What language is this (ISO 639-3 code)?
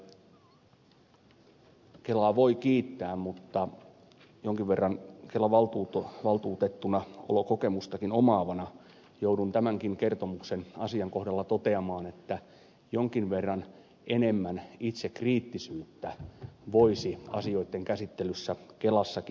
fin